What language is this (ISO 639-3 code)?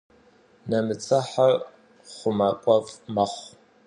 kbd